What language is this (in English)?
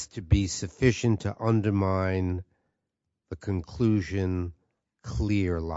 English